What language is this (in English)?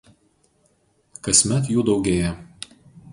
Lithuanian